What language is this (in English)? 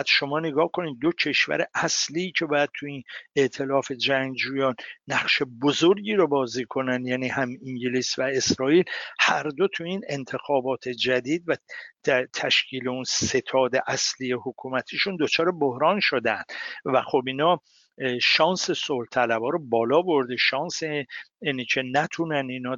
Persian